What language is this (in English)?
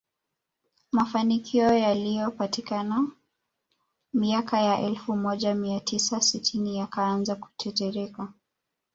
Swahili